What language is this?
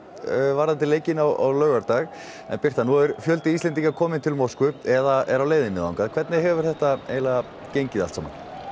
Icelandic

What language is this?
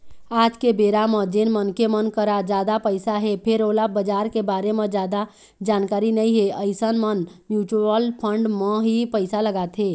Chhattisgarhi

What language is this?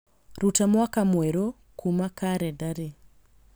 Kikuyu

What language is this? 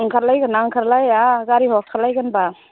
Bodo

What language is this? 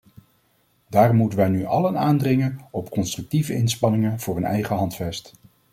Dutch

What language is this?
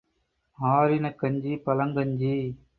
Tamil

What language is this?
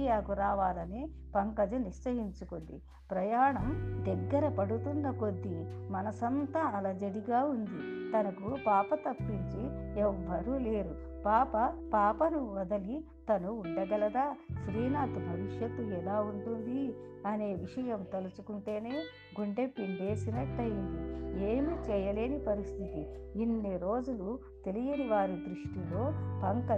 Telugu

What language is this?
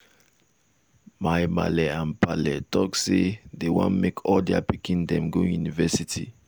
Nigerian Pidgin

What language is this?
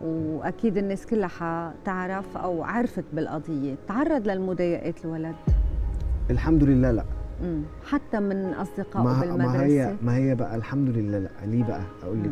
Arabic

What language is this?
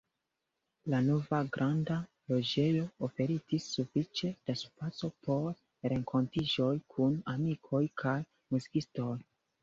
Esperanto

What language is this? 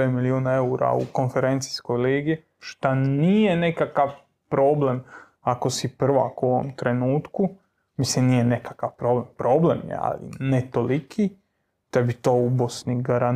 Croatian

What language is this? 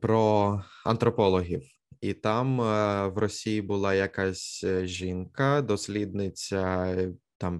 Ukrainian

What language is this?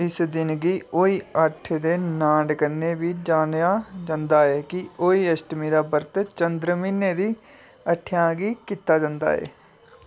Dogri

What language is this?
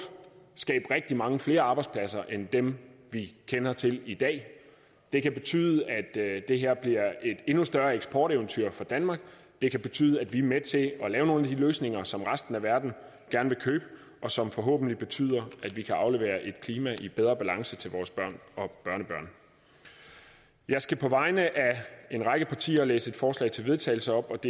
Danish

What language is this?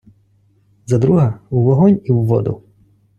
Ukrainian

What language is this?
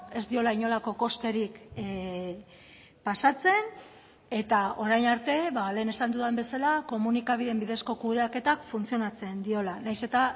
Basque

